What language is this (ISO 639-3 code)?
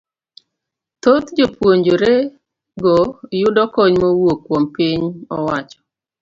luo